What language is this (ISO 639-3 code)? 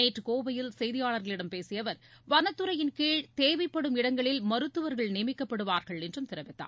tam